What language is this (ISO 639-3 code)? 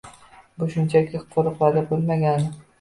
uzb